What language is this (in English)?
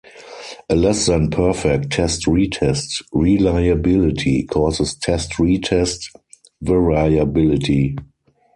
English